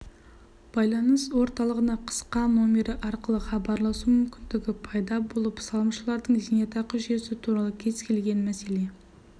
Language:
Kazakh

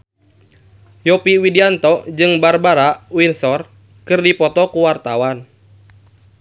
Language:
Sundanese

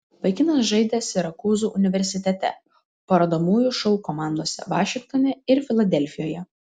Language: Lithuanian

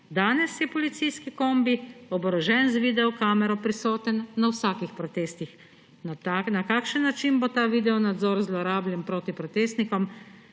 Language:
Slovenian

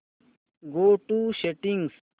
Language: Marathi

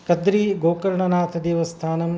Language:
Sanskrit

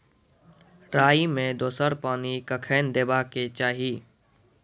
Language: Maithili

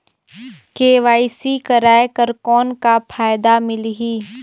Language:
Chhattisgarhi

